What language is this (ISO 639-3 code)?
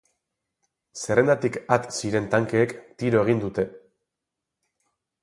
eus